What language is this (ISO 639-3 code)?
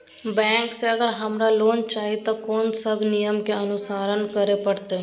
mai